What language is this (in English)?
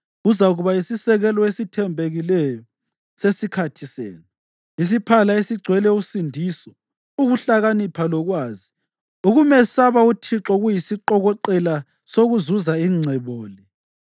North Ndebele